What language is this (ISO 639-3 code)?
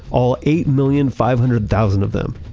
eng